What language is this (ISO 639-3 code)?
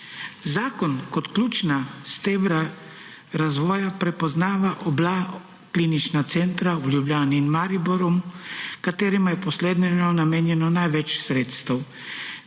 slv